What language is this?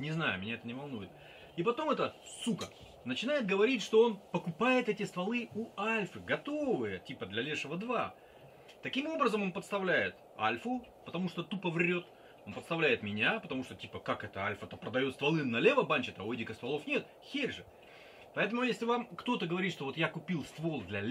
Russian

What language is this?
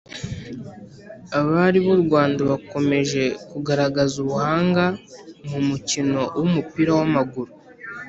Kinyarwanda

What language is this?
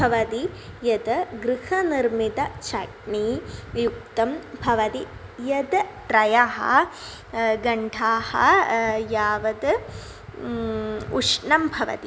Sanskrit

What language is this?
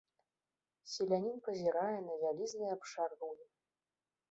Belarusian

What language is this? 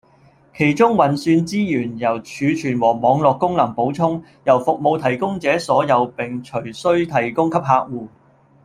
Cantonese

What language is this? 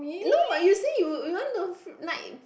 English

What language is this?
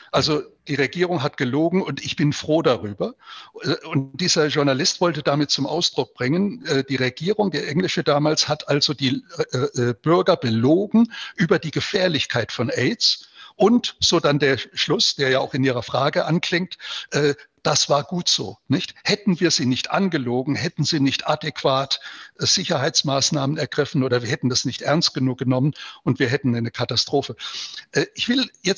German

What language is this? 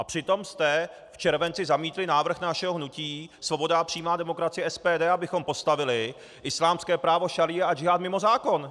Czech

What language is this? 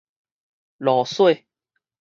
Min Nan Chinese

